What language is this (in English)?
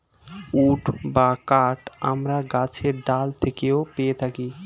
Bangla